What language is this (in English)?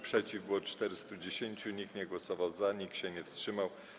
Polish